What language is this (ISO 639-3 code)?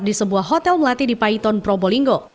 ind